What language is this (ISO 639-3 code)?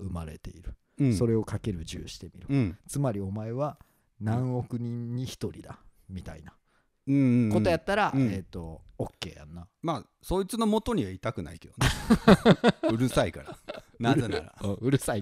jpn